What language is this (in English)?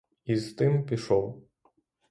Ukrainian